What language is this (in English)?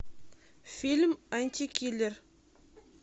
Russian